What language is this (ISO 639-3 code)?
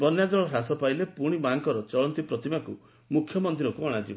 ori